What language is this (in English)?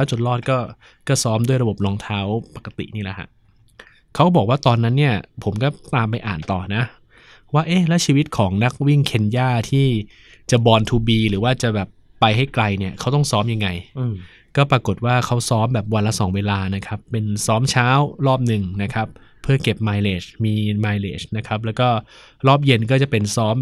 Thai